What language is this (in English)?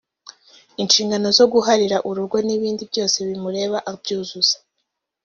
Kinyarwanda